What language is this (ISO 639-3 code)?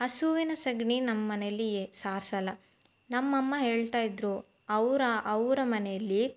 kan